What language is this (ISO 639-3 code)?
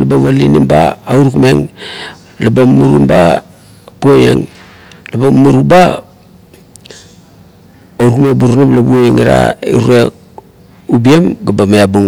kto